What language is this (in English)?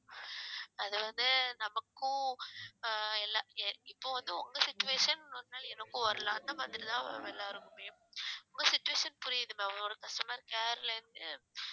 Tamil